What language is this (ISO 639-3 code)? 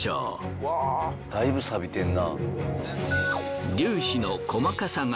jpn